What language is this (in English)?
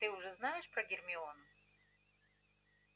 Russian